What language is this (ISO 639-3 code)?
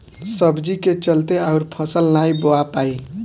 bho